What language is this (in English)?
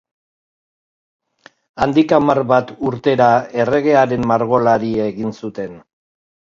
Basque